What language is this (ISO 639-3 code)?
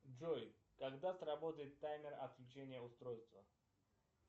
rus